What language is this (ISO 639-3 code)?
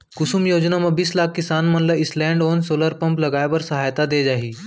hne